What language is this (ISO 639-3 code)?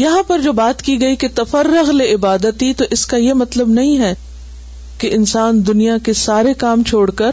urd